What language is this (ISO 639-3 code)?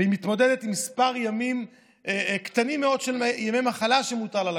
heb